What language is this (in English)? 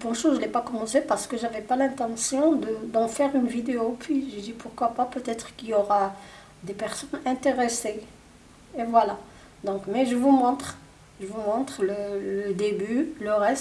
French